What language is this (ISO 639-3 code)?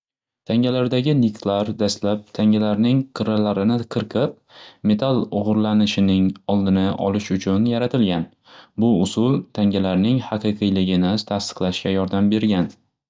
uzb